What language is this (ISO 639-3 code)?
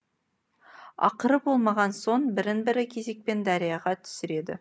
kaz